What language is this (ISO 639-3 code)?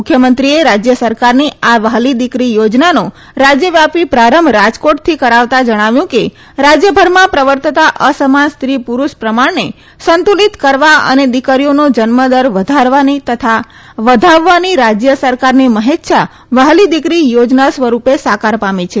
guj